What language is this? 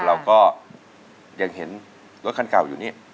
Thai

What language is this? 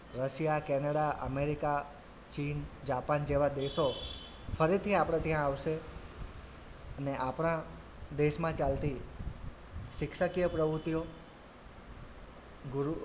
Gujarati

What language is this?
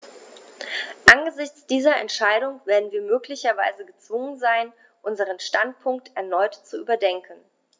German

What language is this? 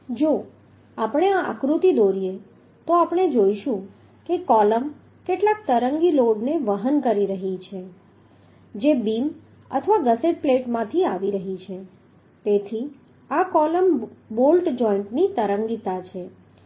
Gujarati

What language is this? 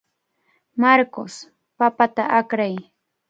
Cajatambo North Lima Quechua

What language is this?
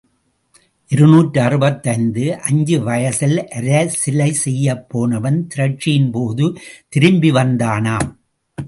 Tamil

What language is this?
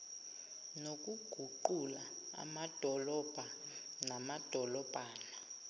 Zulu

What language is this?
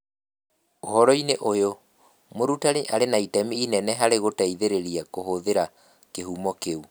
Kikuyu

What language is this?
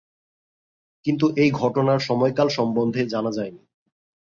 Bangla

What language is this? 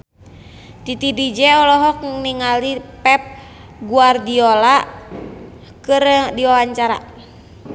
Sundanese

